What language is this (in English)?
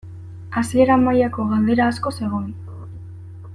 Basque